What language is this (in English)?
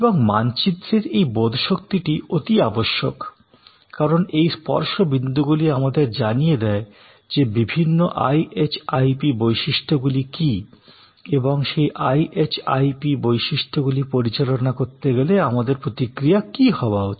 Bangla